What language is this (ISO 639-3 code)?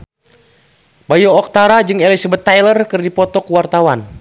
sun